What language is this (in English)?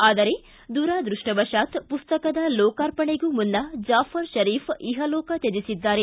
Kannada